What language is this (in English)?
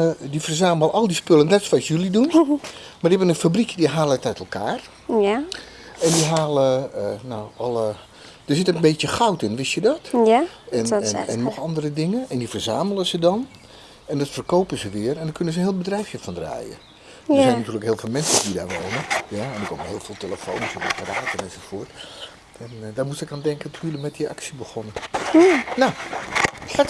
Dutch